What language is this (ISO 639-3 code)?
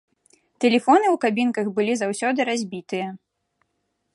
bel